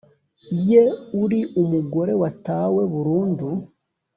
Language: Kinyarwanda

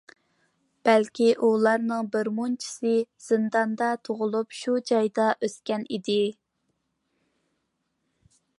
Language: Uyghur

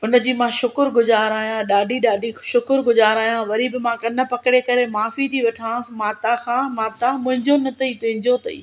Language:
Sindhi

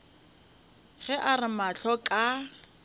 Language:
Northern Sotho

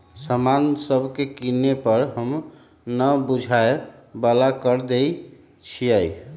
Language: Magahi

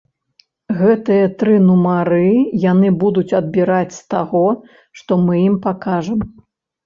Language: Belarusian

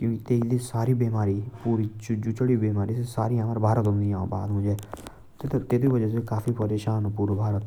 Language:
Jaunsari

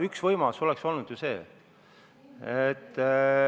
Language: Estonian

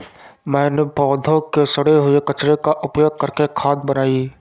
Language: Hindi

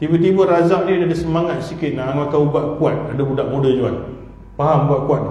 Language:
Malay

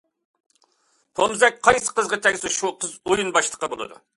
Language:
Uyghur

